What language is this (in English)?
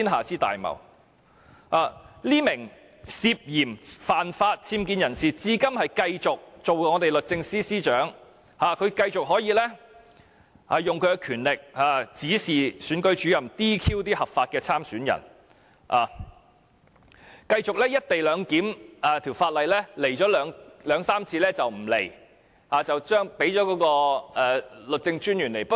Cantonese